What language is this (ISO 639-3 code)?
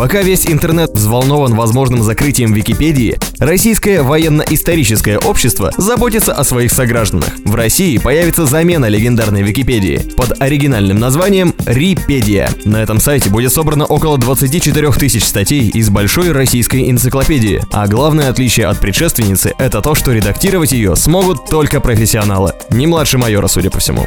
rus